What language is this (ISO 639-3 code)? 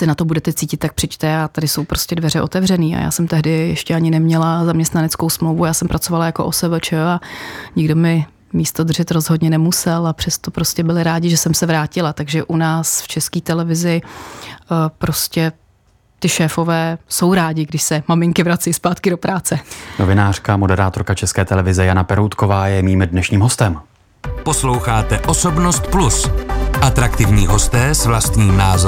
ces